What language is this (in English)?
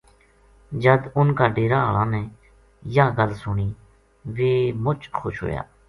Gujari